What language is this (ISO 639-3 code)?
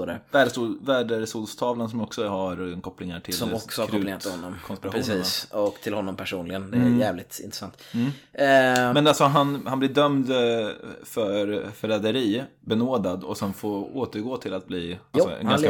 swe